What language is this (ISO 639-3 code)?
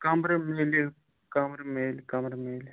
kas